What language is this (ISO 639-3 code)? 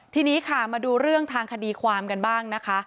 tha